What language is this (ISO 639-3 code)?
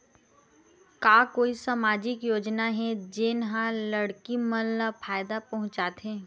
hne